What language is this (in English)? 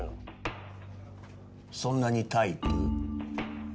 Japanese